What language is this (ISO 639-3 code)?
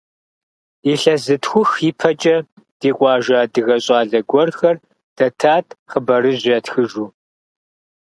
kbd